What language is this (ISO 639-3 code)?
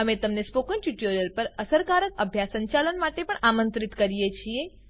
guj